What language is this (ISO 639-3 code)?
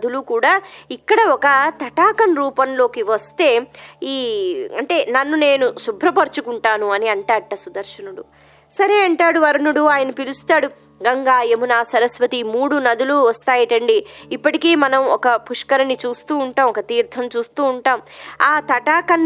tel